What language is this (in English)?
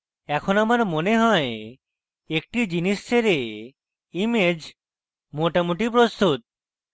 Bangla